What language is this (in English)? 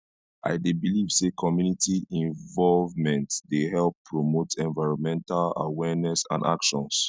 Nigerian Pidgin